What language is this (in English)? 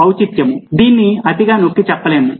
Telugu